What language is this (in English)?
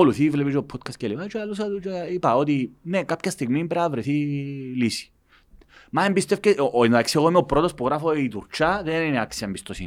Greek